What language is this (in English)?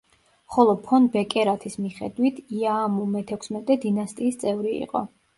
Georgian